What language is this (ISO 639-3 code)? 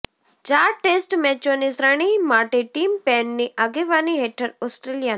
guj